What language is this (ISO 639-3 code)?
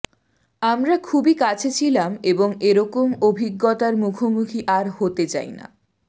ben